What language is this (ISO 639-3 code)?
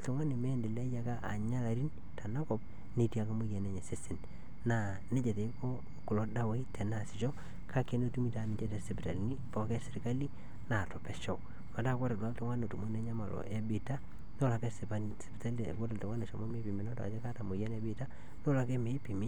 mas